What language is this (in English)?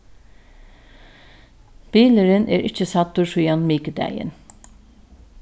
Faroese